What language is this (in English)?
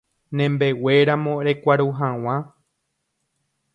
Guarani